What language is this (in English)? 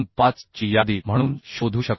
Marathi